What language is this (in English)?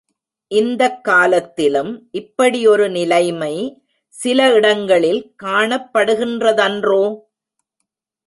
Tamil